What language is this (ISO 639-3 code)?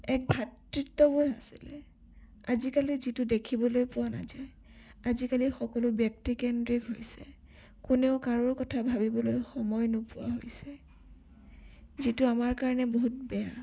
asm